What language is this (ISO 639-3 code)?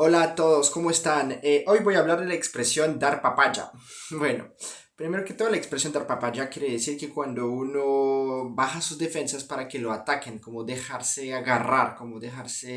spa